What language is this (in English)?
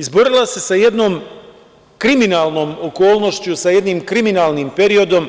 Serbian